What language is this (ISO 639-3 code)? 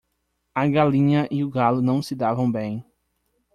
por